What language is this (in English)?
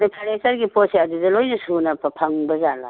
Manipuri